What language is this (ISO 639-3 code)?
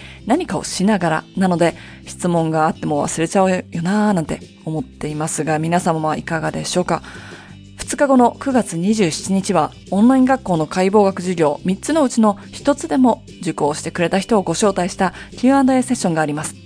jpn